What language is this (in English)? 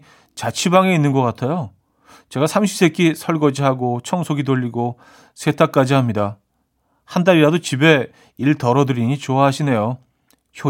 Korean